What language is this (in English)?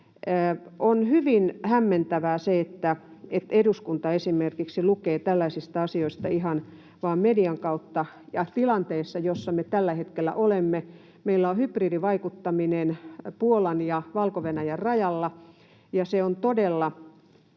Finnish